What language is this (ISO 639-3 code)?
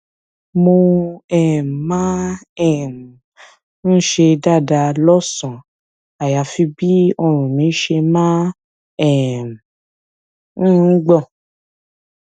yor